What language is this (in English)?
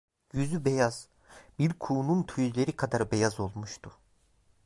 Turkish